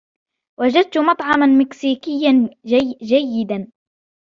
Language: Arabic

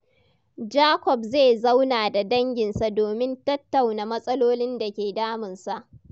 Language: Hausa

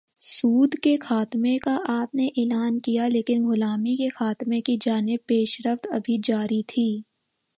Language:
Urdu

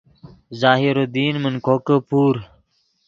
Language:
Yidgha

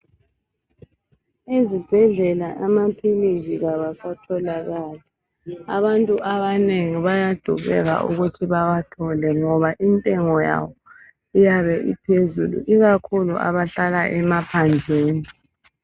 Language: North Ndebele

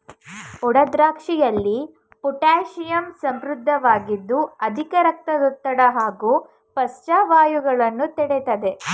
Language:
Kannada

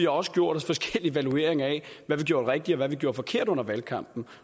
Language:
Danish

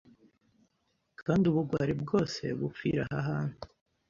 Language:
Kinyarwanda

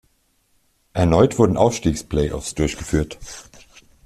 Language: German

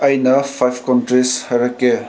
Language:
Manipuri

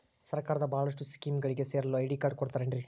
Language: Kannada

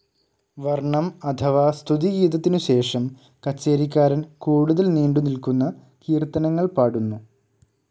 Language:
Malayalam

